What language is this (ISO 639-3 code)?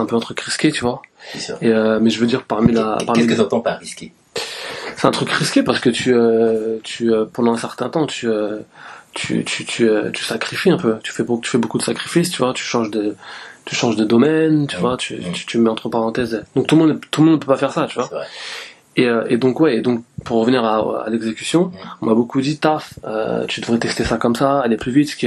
fra